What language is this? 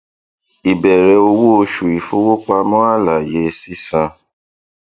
Yoruba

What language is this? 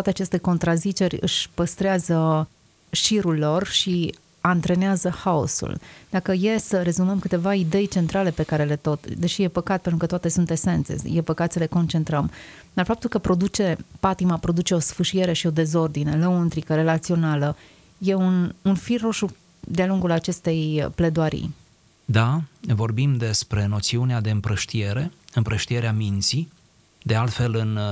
Romanian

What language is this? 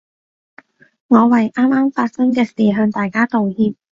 Cantonese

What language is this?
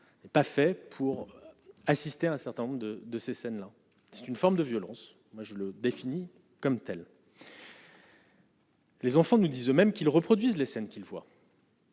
French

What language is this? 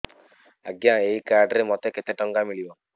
Odia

